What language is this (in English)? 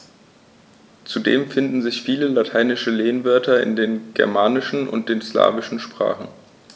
German